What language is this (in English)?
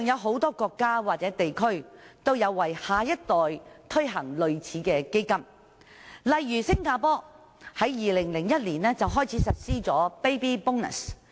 Cantonese